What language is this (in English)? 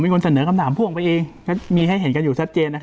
Thai